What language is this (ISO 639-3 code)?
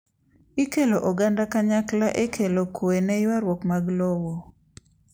luo